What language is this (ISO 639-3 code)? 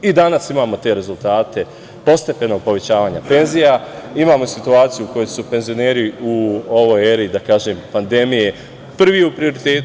srp